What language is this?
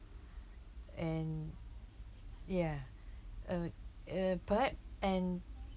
English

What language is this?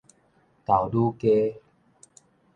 Min Nan Chinese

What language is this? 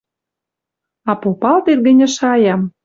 Western Mari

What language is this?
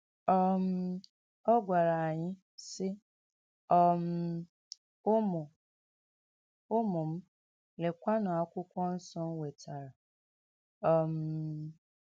Igbo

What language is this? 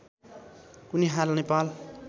Nepali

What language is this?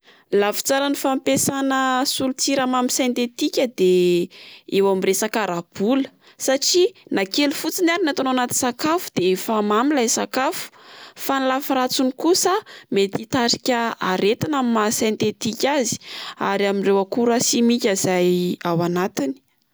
Malagasy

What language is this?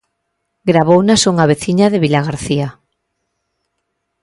Galician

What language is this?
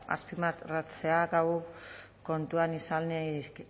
Basque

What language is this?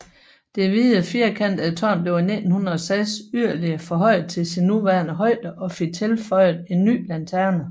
Danish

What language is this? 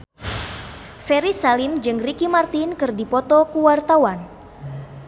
Sundanese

